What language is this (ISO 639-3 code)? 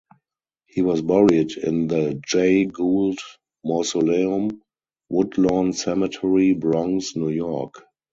eng